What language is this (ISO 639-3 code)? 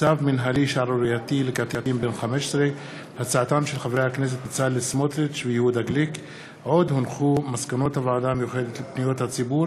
heb